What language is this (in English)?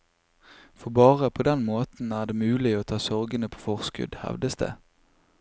Norwegian